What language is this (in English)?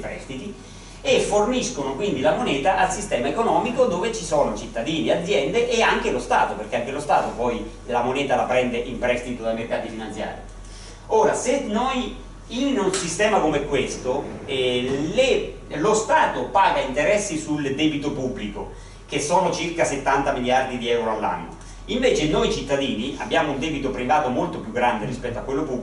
Italian